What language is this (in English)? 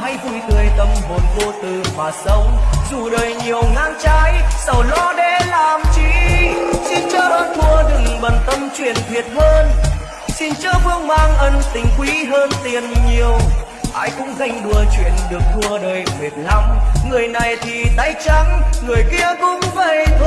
Vietnamese